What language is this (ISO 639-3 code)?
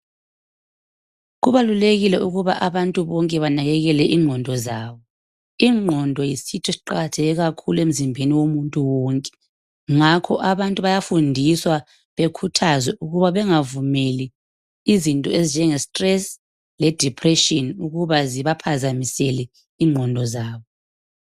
nde